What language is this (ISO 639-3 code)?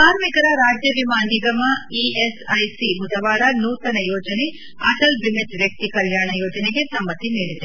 kan